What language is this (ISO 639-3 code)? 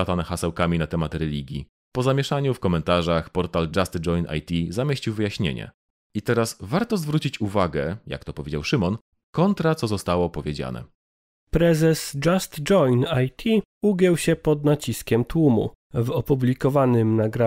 pol